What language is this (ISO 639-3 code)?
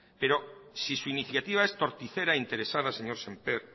spa